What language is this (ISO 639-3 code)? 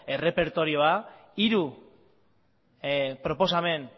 eus